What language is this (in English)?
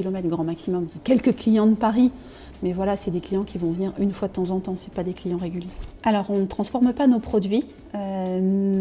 French